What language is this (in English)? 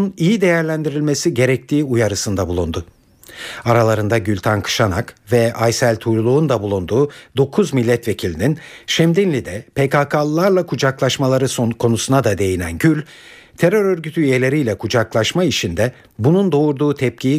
Turkish